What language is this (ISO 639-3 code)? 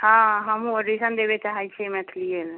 mai